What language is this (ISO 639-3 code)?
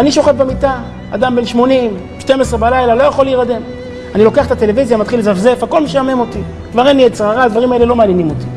heb